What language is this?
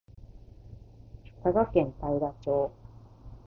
Japanese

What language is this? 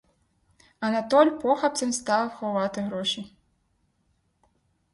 Ukrainian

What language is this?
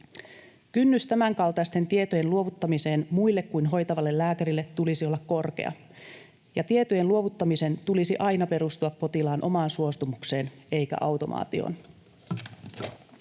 Finnish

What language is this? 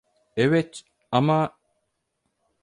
Turkish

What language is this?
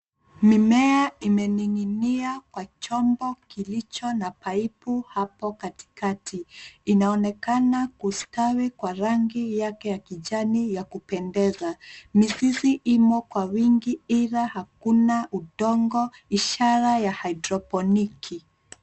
Swahili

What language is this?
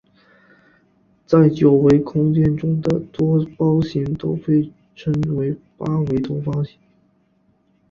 Chinese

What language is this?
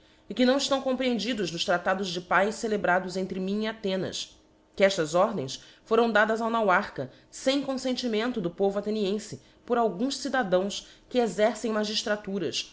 Portuguese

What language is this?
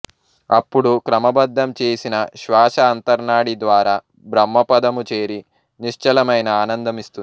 Telugu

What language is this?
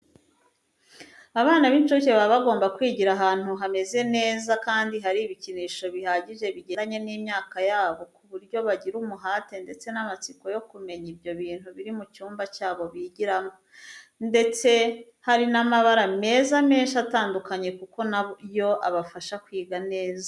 Kinyarwanda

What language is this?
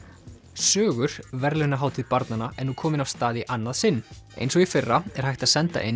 Icelandic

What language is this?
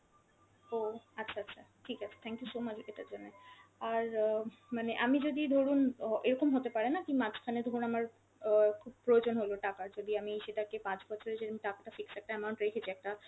Bangla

